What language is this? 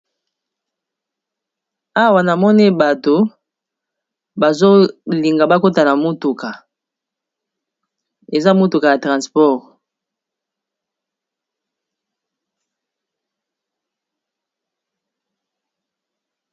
Lingala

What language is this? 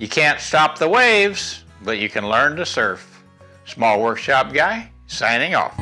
English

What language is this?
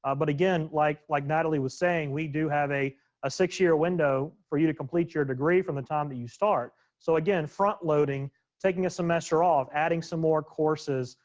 English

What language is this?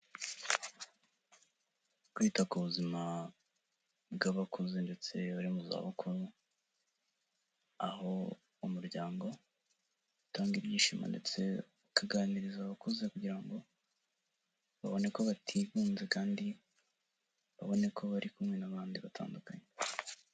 Kinyarwanda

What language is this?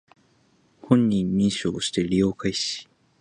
Japanese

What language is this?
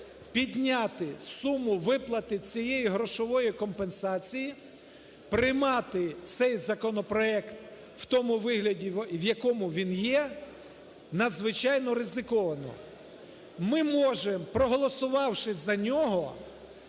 Ukrainian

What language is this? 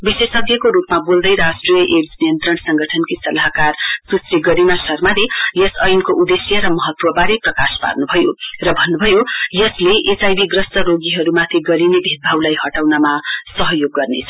Nepali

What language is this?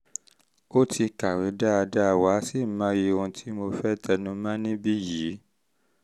Yoruba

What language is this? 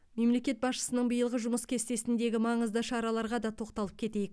Kazakh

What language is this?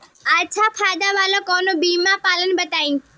Bhojpuri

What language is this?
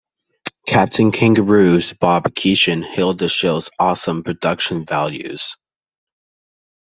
English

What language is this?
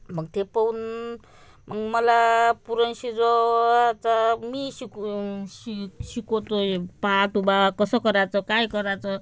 Marathi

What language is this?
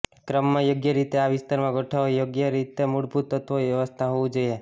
Gujarati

